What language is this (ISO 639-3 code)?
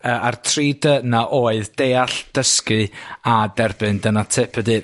cym